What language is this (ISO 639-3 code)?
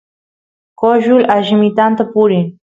qus